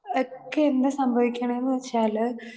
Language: Malayalam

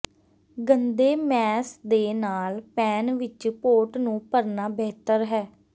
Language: Punjabi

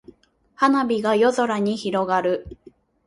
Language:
Japanese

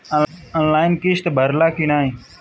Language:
Bhojpuri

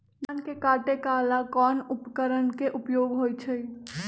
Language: Magahi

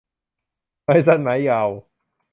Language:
Thai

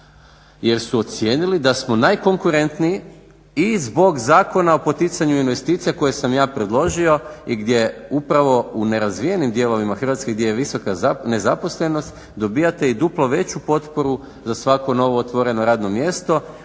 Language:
Croatian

